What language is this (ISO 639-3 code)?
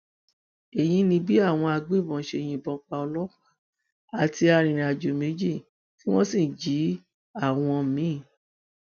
yor